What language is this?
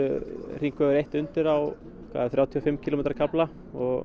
Icelandic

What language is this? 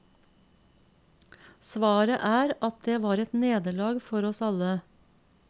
Norwegian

